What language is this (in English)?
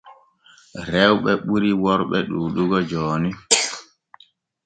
Borgu Fulfulde